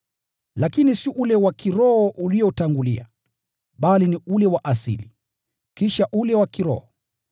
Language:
Swahili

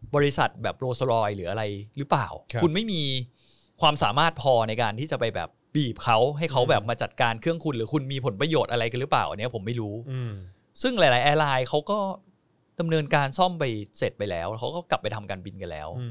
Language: Thai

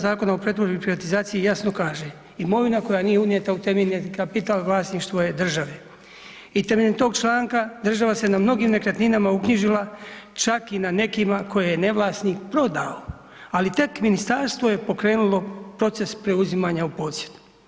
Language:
Croatian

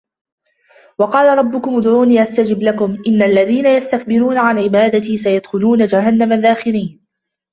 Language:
Arabic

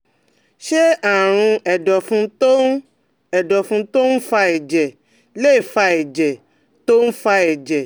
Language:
Yoruba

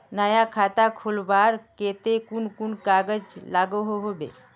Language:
Magahi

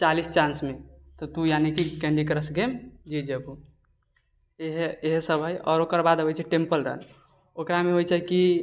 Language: Maithili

